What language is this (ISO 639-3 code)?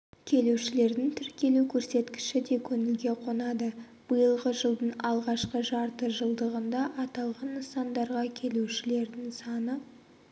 kaz